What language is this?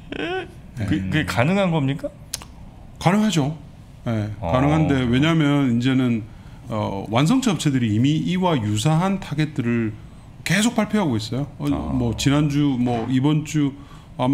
Korean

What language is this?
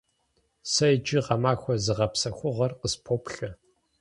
Kabardian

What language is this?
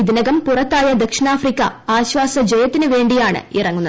Malayalam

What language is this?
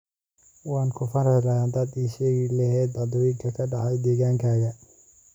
Somali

